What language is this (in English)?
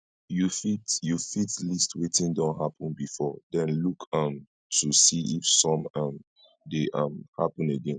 Nigerian Pidgin